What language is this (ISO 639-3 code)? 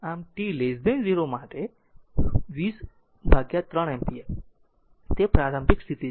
guj